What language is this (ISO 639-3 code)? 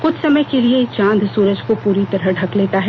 hin